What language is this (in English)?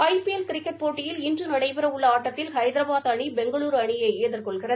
Tamil